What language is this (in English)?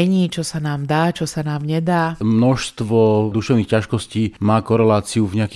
Slovak